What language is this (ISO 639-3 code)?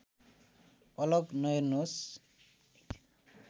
nep